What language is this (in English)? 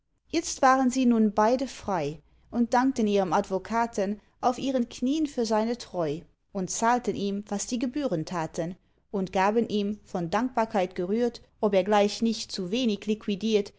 German